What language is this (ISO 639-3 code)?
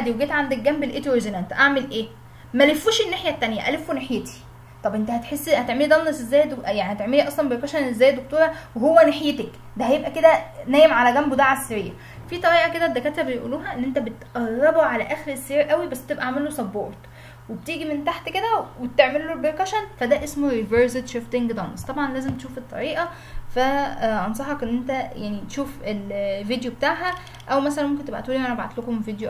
ara